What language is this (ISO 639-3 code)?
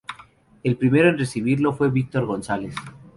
spa